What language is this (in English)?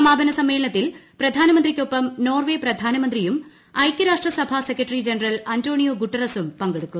Malayalam